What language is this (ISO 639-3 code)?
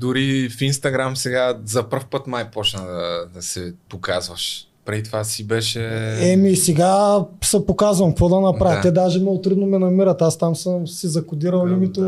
bul